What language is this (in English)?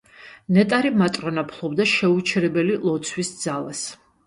Georgian